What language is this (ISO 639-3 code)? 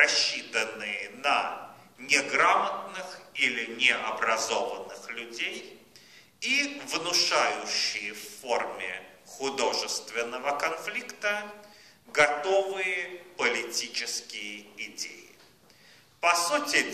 rus